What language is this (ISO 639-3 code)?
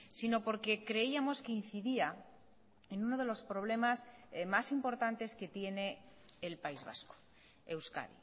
spa